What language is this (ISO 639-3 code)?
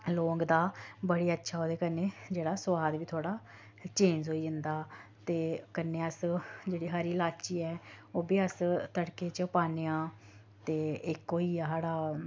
doi